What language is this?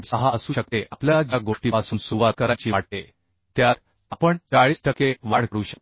Marathi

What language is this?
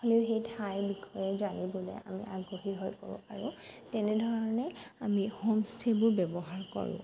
Assamese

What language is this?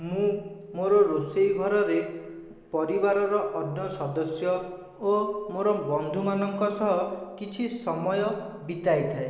Odia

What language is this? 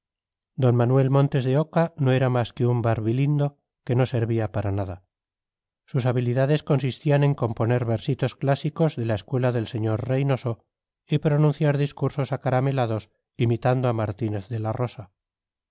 Spanish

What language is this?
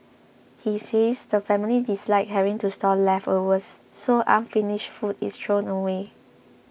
English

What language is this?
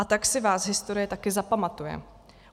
Czech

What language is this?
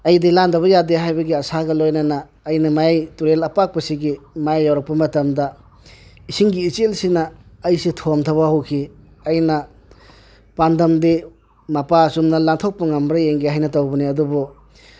Manipuri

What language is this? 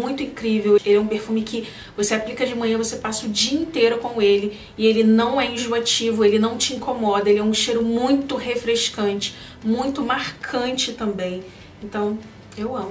Portuguese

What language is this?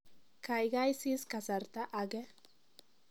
Kalenjin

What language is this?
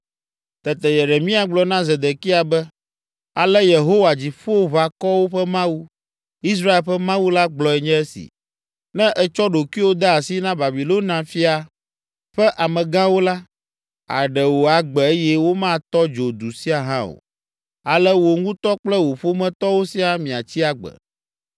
Ewe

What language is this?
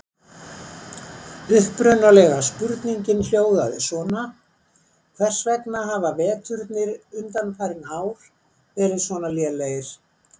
Icelandic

